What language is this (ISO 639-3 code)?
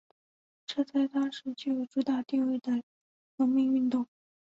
zho